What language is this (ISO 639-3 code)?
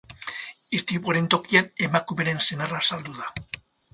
eus